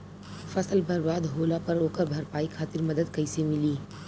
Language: Bhojpuri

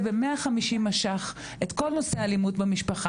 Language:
Hebrew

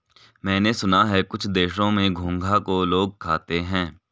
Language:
Hindi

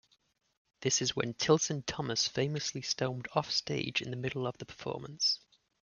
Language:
English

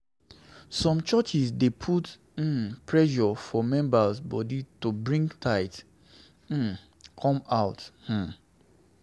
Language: Nigerian Pidgin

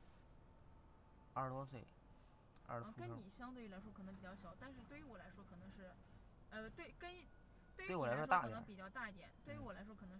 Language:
Chinese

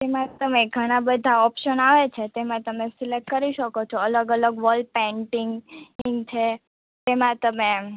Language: Gujarati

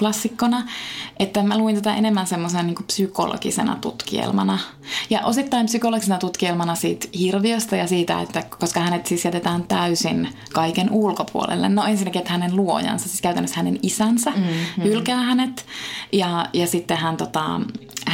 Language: Finnish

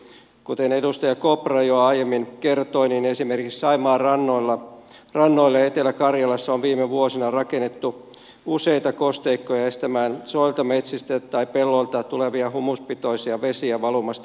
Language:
Finnish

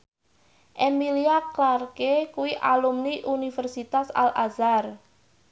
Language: Javanese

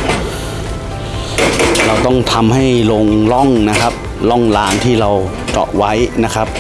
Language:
Thai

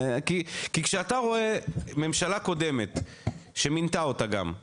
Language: Hebrew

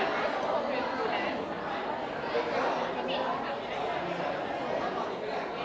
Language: Thai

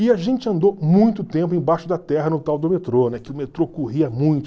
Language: Portuguese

